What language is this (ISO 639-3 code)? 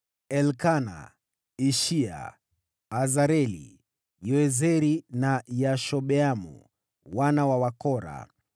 swa